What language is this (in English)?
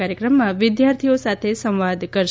Gujarati